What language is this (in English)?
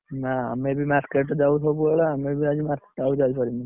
Odia